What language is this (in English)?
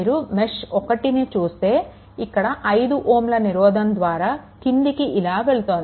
Telugu